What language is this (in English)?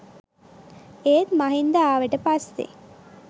Sinhala